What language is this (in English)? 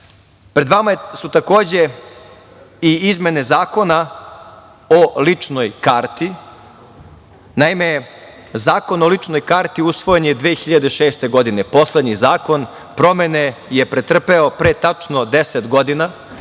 Serbian